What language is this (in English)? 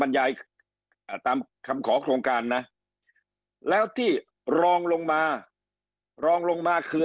Thai